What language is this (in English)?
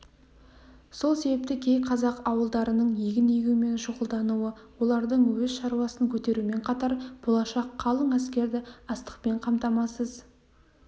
Kazakh